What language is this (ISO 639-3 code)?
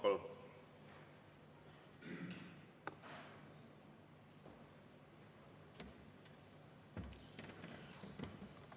est